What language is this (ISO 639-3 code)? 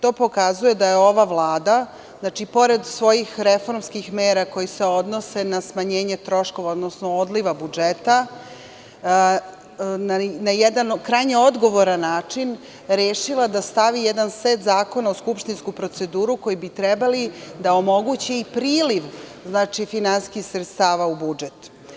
srp